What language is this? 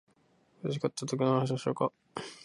Japanese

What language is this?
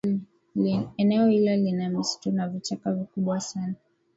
Swahili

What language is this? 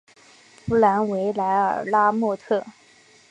Chinese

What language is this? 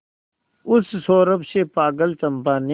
Hindi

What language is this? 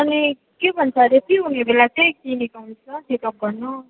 Nepali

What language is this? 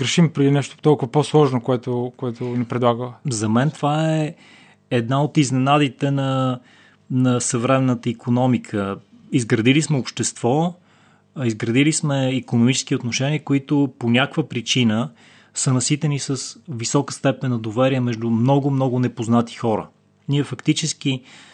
Bulgarian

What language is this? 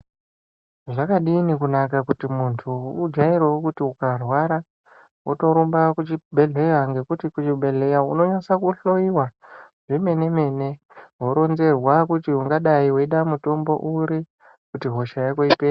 Ndau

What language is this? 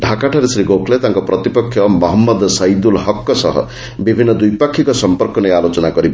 Odia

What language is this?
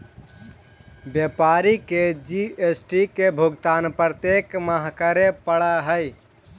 Magahi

